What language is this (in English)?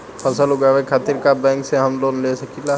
Bhojpuri